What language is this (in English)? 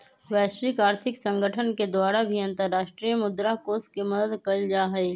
Magahi